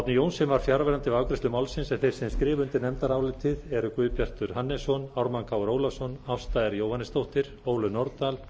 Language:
Icelandic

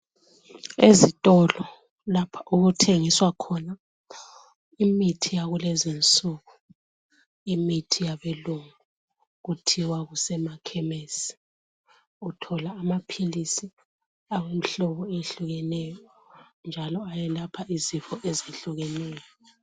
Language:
North Ndebele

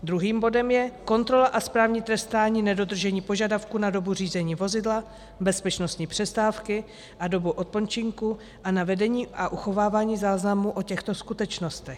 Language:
Czech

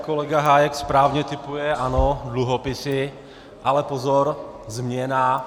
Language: Czech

